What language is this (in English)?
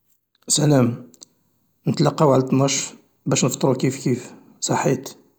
Algerian Arabic